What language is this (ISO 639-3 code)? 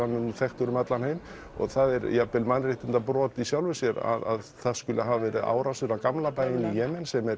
isl